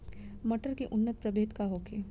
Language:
Bhojpuri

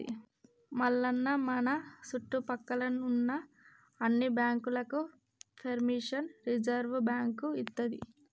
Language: Telugu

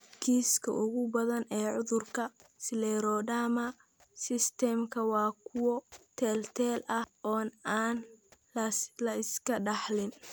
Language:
Somali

